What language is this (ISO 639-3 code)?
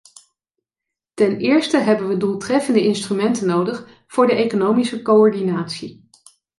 nld